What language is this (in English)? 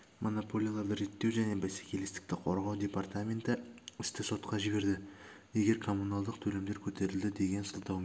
Kazakh